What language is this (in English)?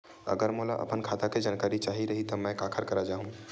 Chhattisgarhi